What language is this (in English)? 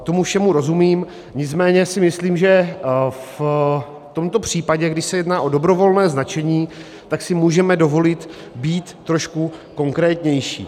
Czech